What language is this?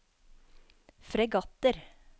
Norwegian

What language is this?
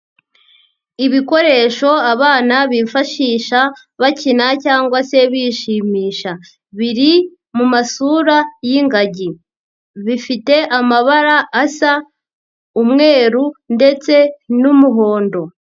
Kinyarwanda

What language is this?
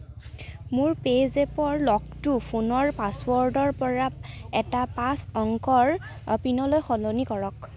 Assamese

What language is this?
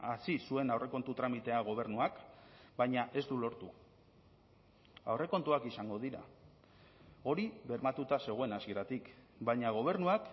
Basque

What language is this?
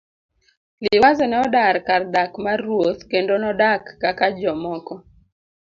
Luo (Kenya and Tanzania)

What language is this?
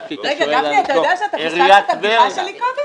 Hebrew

